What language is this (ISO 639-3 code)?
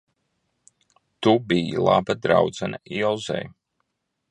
lav